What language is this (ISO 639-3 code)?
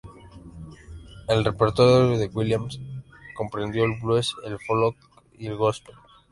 spa